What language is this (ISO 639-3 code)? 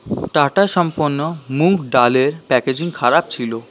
ben